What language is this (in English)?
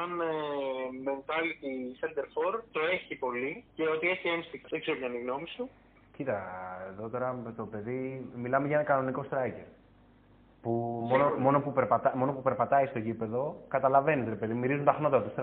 Greek